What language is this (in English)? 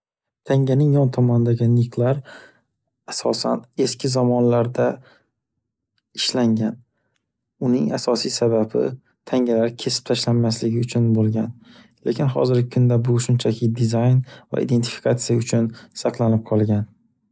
Uzbek